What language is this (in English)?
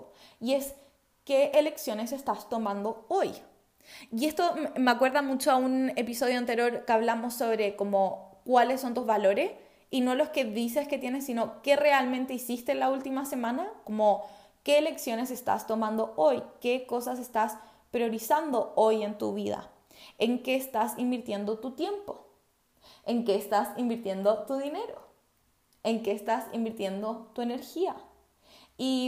Spanish